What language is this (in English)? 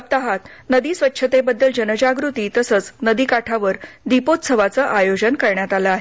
Marathi